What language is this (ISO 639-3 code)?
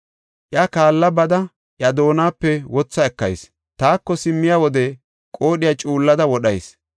gof